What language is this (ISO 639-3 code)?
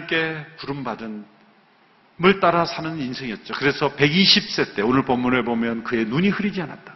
kor